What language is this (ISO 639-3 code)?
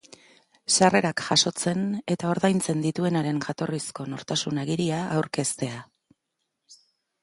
eus